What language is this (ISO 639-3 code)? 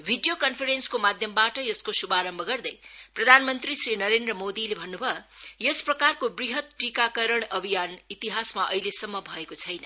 nep